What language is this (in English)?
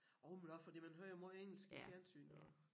Danish